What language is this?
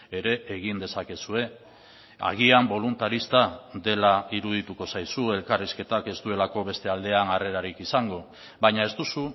Basque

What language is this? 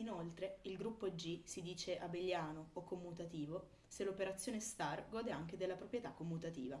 Italian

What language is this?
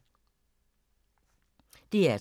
Danish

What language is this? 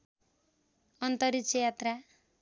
Nepali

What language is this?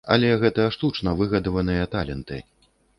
Belarusian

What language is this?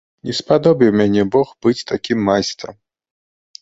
Belarusian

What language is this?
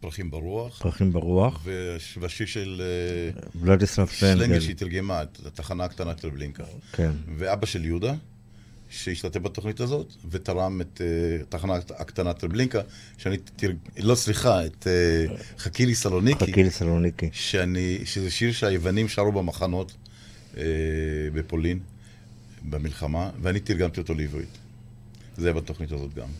Hebrew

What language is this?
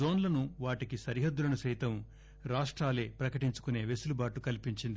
Telugu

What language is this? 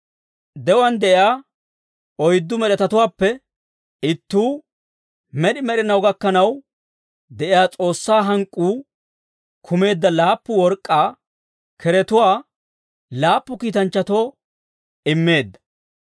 Dawro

